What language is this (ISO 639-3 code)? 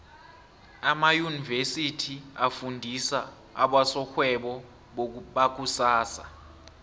nbl